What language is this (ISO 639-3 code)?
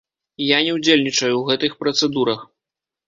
bel